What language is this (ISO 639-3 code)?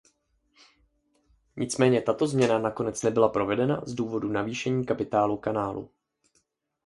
ces